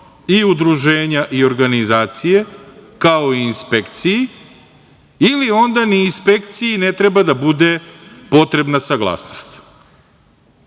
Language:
Serbian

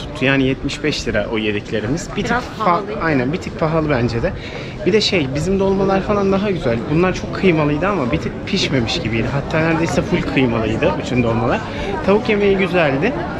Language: Turkish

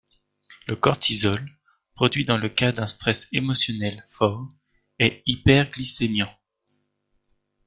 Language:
French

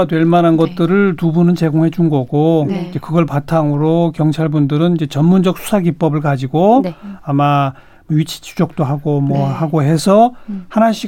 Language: Korean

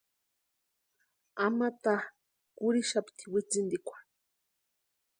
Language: Western Highland Purepecha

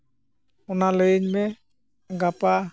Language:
Santali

